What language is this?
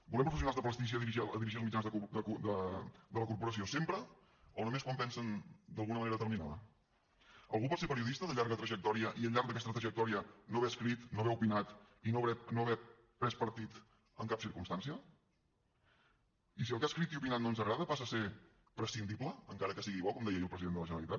Catalan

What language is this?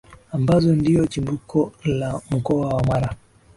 Swahili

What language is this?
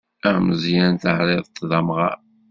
Kabyle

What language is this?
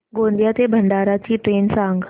Marathi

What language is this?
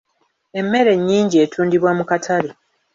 Ganda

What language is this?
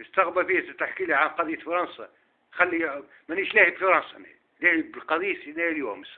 Arabic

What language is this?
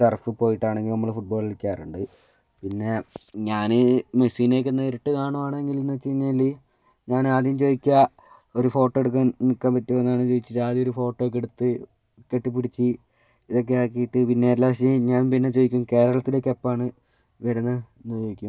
Malayalam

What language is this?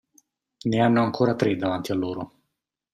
Italian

